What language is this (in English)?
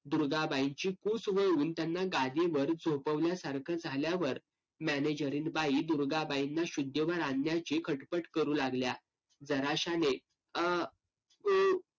Marathi